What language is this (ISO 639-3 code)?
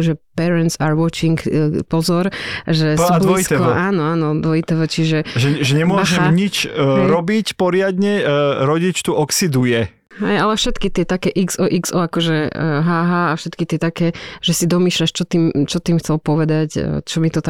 slk